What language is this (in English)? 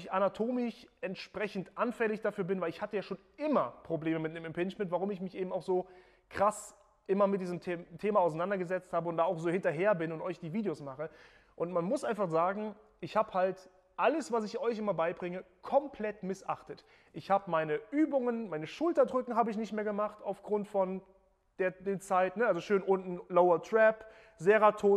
German